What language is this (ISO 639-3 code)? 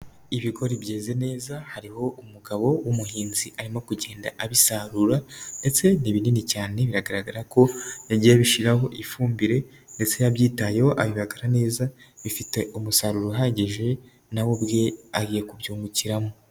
kin